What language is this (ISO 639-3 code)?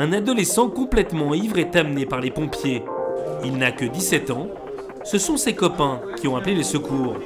fra